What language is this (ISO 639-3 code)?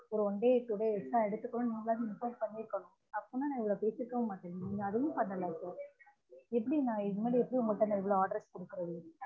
tam